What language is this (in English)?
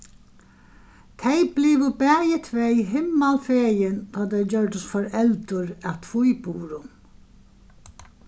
Faroese